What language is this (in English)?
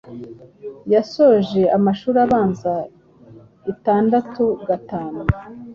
Kinyarwanda